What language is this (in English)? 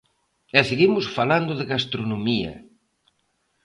Galician